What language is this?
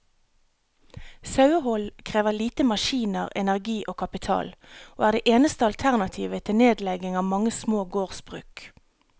Norwegian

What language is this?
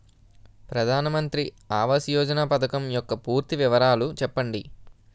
Telugu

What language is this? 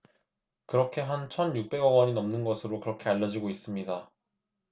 Korean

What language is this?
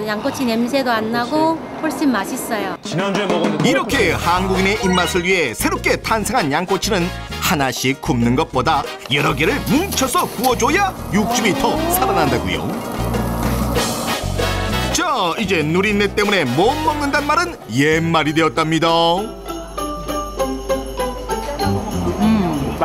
Korean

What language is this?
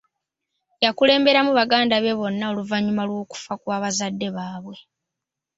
Ganda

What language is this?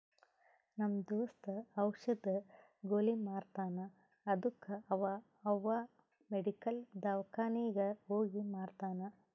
Kannada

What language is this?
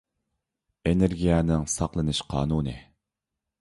Uyghur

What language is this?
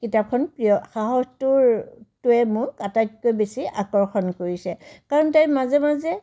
Assamese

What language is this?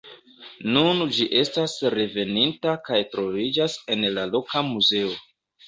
Esperanto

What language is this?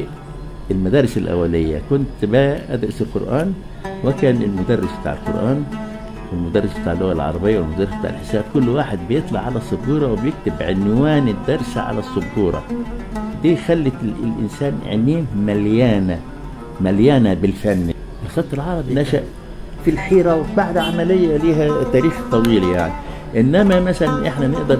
Arabic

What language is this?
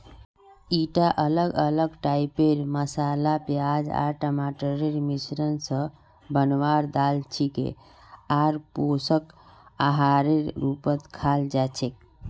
Magahi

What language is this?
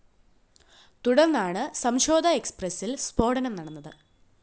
Malayalam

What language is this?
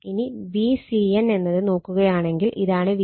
Malayalam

